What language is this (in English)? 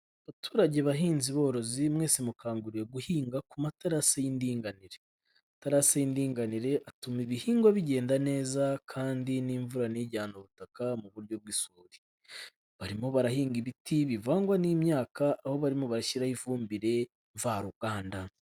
Kinyarwanda